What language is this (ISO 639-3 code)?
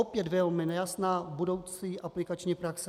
ces